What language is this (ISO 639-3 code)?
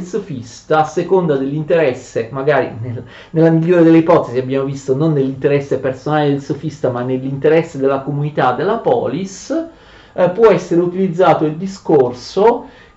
ita